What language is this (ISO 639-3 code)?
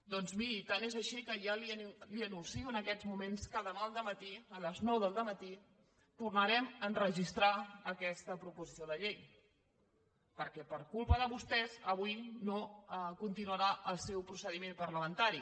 cat